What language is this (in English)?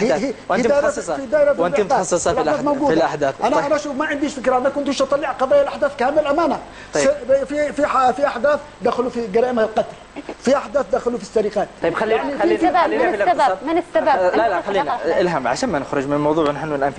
Arabic